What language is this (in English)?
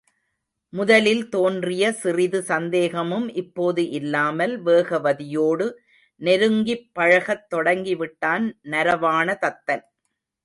Tamil